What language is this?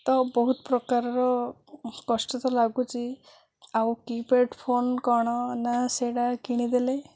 Odia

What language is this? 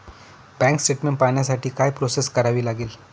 Marathi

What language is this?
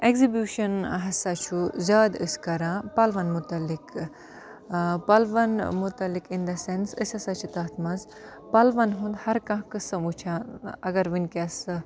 Kashmiri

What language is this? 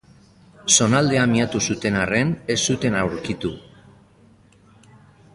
Basque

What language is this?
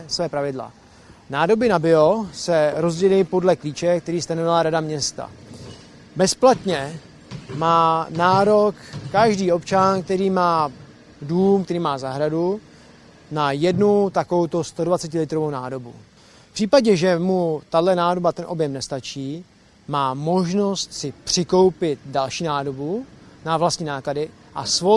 Czech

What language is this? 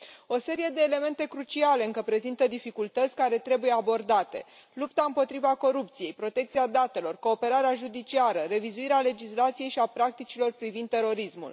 Romanian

